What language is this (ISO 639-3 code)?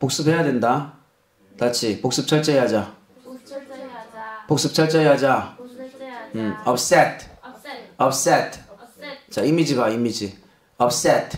kor